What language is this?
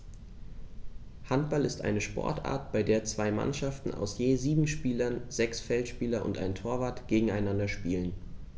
German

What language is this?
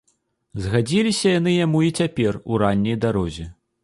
Belarusian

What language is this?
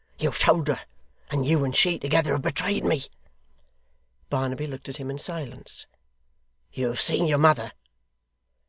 English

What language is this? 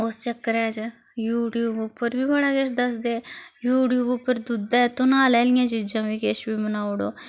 Dogri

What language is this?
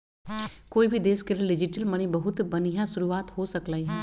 Magahi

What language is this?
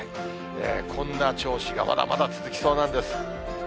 Japanese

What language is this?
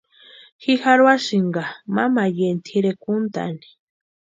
Western Highland Purepecha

